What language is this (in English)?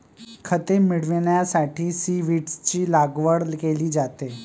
Marathi